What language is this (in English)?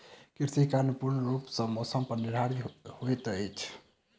Maithili